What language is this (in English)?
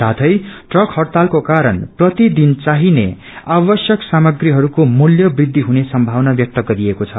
Nepali